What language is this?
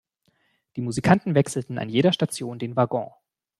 German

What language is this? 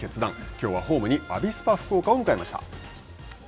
Japanese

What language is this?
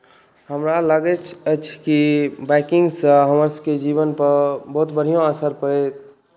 Maithili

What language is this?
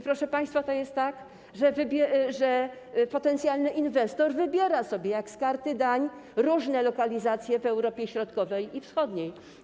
Polish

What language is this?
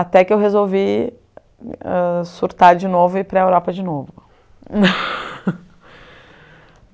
Portuguese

